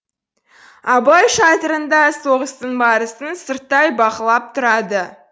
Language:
Kazakh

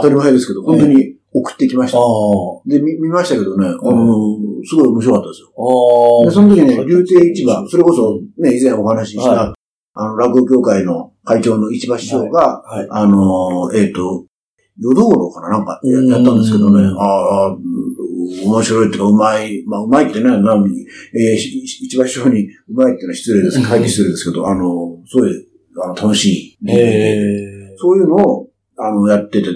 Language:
Japanese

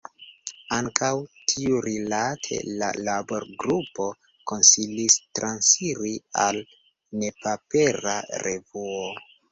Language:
Esperanto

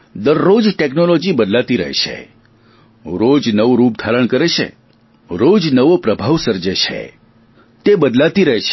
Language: Gujarati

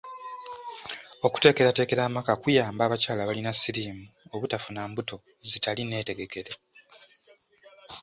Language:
Ganda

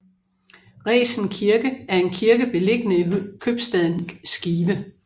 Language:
Danish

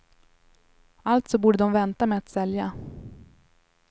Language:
Swedish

